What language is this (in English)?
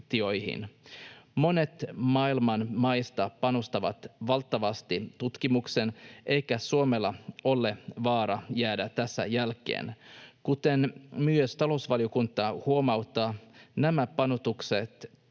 Finnish